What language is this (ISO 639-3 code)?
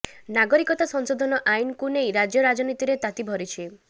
ori